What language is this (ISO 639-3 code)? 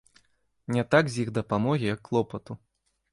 bel